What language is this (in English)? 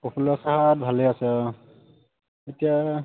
Assamese